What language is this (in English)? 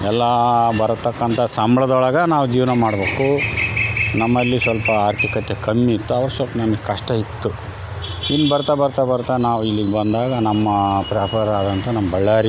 Kannada